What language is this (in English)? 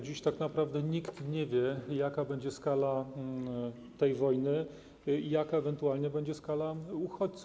Polish